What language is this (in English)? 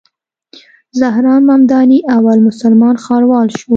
Pashto